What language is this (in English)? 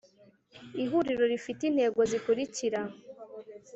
Kinyarwanda